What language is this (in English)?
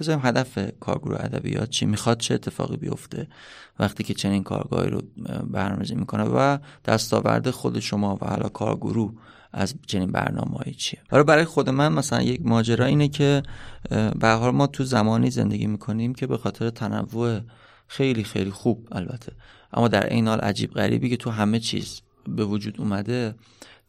Persian